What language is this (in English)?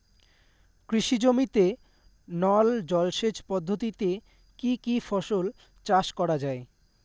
Bangla